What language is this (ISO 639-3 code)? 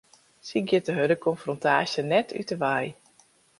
fry